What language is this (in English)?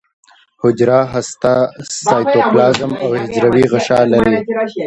Pashto